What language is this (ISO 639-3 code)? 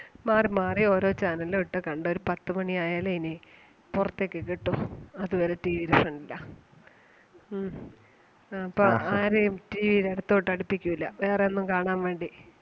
mal